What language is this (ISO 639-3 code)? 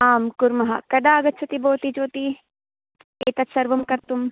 san